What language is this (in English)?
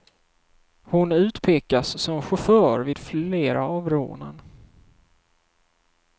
Swedish